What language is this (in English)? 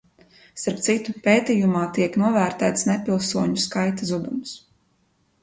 Latvian